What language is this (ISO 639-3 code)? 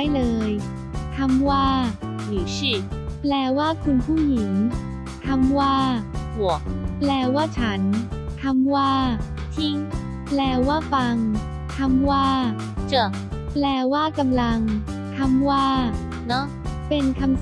tha